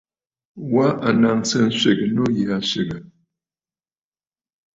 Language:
Bafut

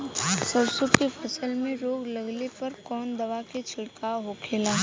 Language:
Bhojpuri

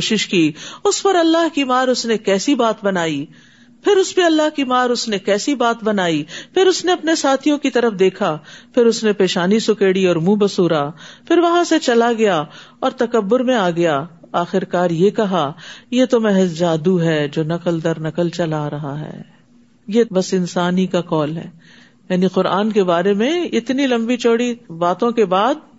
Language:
Urdu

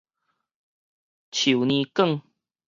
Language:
Min Nan Chinese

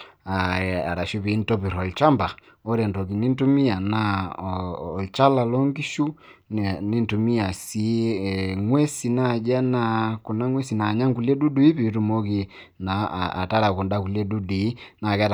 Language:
Masai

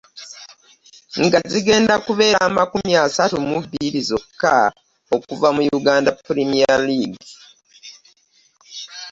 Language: Ganda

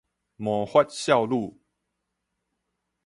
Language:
Min Nan Chinese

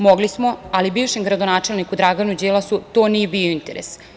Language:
Serbian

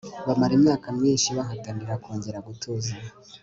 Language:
Kinyarwanda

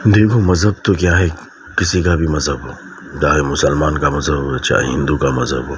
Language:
Urdu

